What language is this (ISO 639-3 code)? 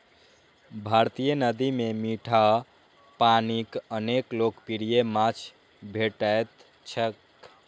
mai